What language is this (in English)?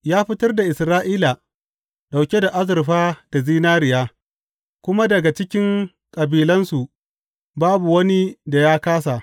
Hausa